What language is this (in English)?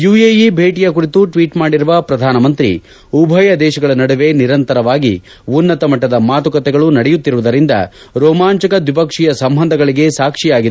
Kannada